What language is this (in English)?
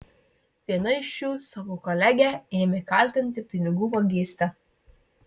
Lithuanian